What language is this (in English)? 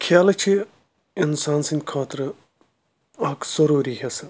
Kashmiri